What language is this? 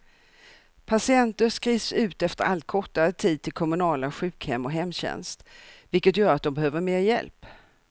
Swedish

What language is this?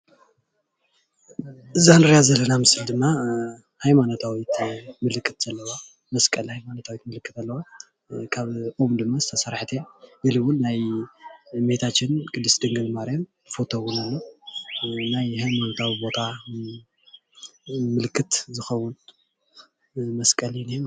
Tigrinya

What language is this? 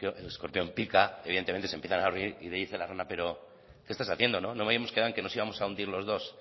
Spanish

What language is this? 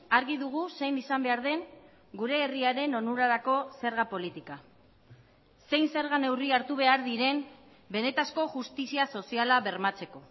Basque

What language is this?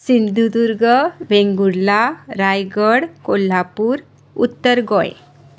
Konkani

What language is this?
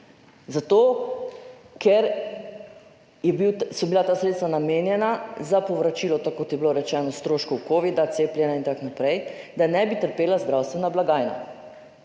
Slovenian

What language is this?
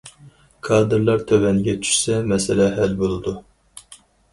Uyghur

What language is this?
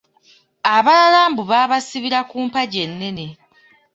Ganda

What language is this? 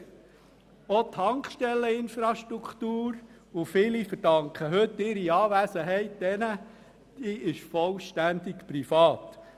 Swiss German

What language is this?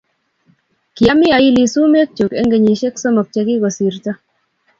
Kalenjin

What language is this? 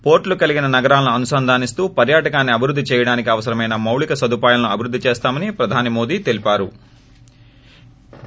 Telugu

